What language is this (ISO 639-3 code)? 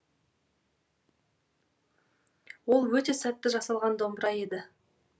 kaz